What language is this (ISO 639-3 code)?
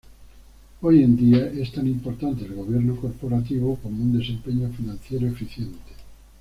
spa